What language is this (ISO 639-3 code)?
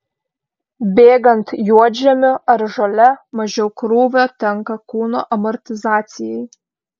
lit